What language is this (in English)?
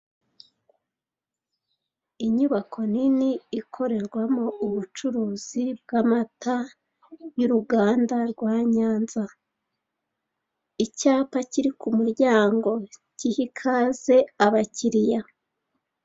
Kinyarwanda